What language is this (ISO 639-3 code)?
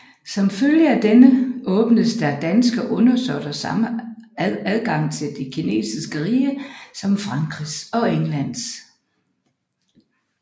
dan